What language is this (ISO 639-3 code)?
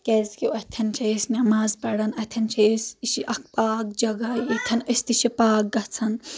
kas